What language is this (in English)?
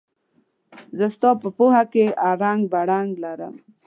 Pashto